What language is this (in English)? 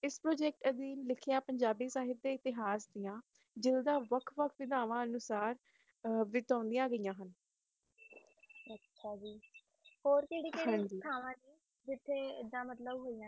Punjabi